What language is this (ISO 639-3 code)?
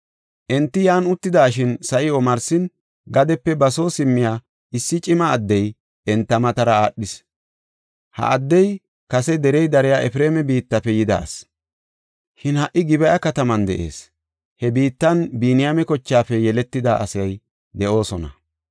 gof